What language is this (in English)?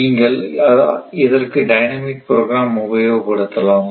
Tamil